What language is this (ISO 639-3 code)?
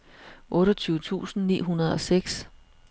dan